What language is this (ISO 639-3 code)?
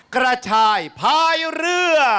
tha